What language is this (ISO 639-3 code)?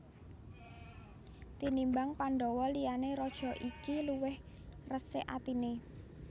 jav